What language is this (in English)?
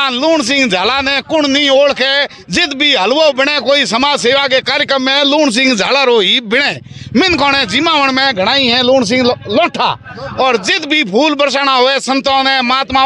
Hindi